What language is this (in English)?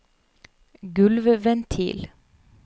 Norwegian